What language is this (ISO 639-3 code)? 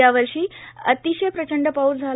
mar